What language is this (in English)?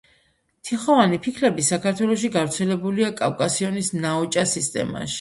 Georgian